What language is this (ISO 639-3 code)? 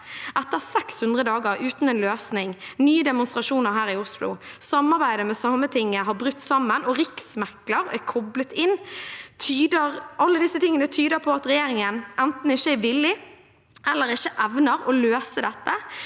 nor